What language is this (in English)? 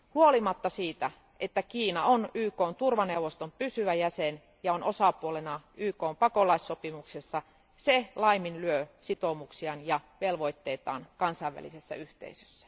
Finnish